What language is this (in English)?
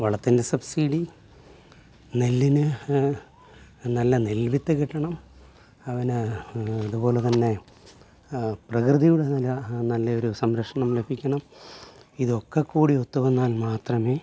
Malayalam